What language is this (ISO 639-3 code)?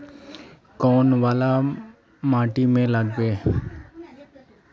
mag